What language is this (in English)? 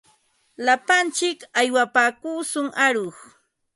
Ambo-Pasco Quechua